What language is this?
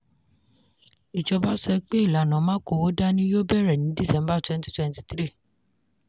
Yoruba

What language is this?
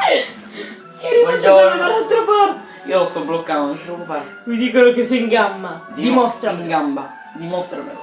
Italian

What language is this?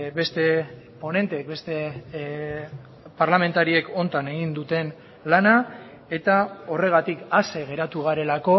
Basque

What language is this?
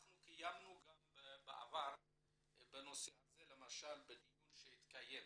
Hebrew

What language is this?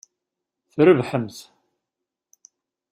Kabyle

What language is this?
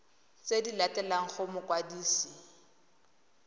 Tswana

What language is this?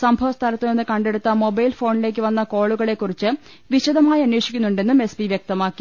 Malayalam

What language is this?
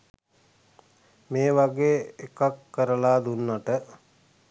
Sinhala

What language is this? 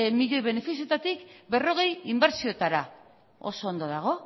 Basque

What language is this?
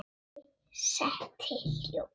Icelandic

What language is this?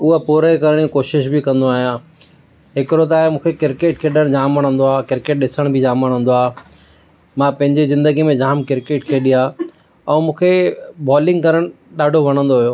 Sindhi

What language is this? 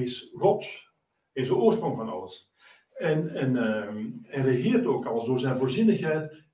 Dutch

